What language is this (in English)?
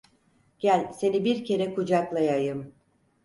Turkish